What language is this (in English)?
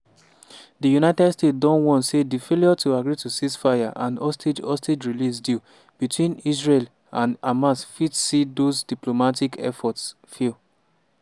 Nigerian Pidgin